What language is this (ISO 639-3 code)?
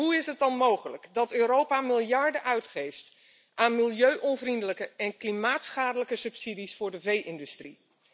nld